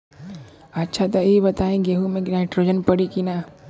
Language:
Bhojpuri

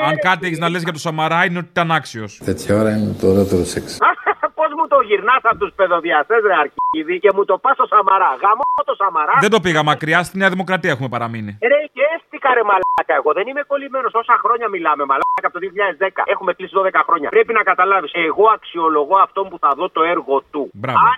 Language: Greek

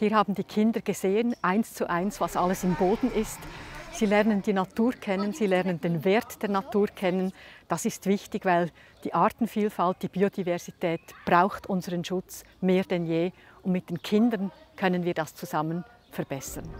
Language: German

